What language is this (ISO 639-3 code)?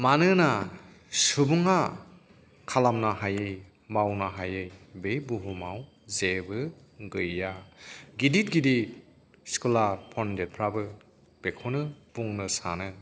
brx